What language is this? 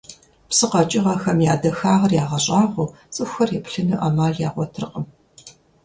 Kabardian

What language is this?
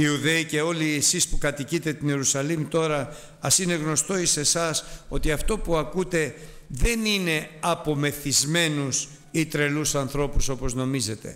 Greek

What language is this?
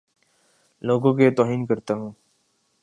Urdu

